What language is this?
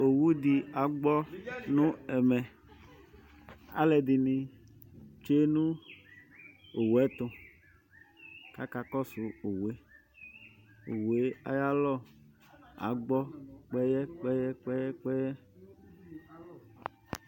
Ikposo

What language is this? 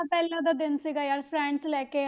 Punjabi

